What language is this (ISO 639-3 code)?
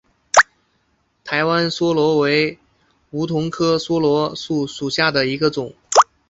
zho